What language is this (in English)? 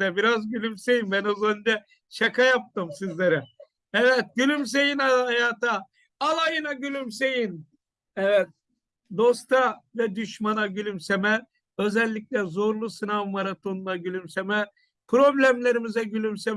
Turkish